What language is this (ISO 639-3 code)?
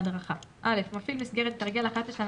heb